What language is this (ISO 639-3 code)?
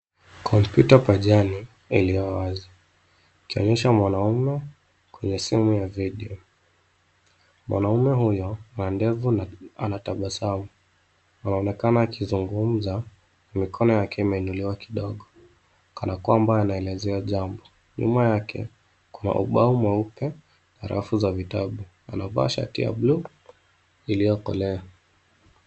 swa